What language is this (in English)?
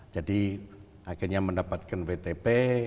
Indonesian